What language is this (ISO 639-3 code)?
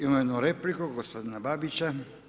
hrv